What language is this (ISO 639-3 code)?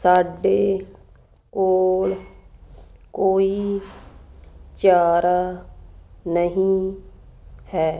pan